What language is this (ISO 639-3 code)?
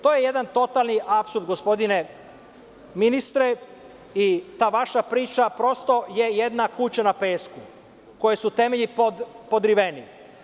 srp